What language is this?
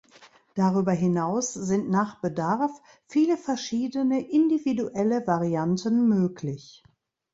German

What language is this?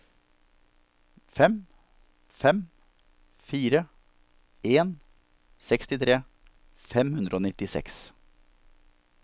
Norwegian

